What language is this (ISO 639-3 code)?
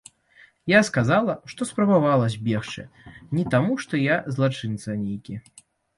bel